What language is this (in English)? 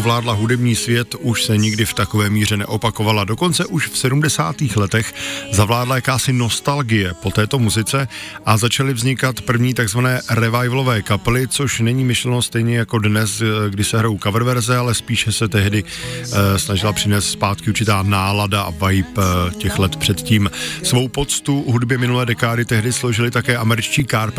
Czech